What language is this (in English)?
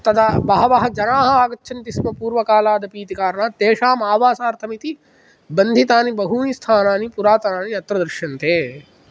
Sanskrit